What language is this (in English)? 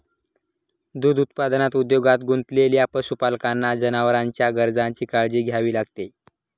Marathi